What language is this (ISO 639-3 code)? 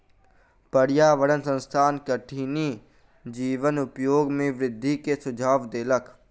mai